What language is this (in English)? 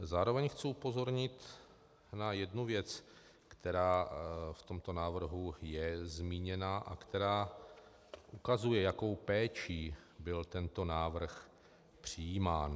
Czech